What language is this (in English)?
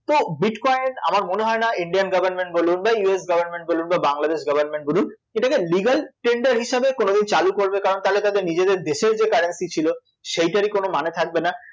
Bangla